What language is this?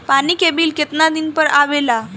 Bhojpuri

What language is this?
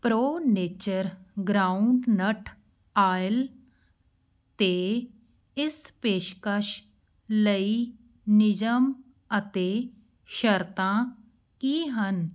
Punjabi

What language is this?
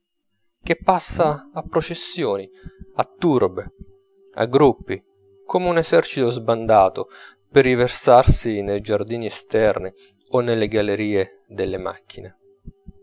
Italian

